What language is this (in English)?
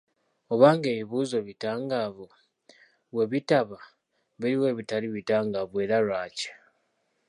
Ganda